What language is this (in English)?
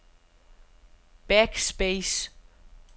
Danish